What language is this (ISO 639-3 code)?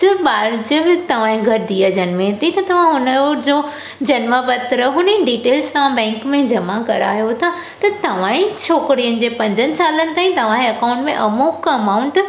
snd